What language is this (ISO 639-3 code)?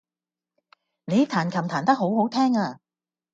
yue